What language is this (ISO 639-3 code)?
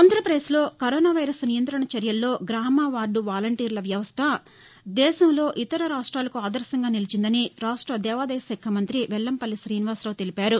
tel